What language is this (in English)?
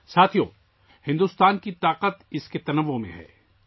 Urdu